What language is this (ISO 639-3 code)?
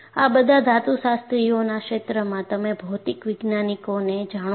guj